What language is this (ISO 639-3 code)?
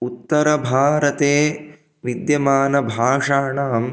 san